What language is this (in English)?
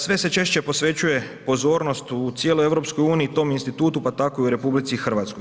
Croatian